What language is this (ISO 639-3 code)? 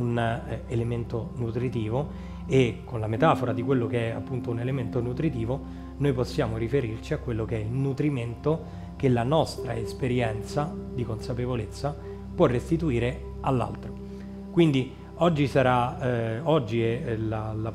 ita